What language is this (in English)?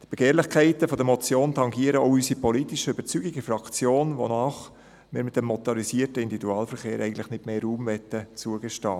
Swiss German